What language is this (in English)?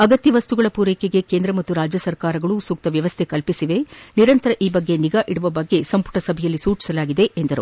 Kannada